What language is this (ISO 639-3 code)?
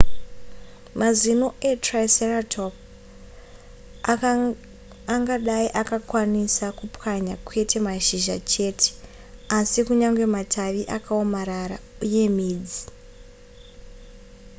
sna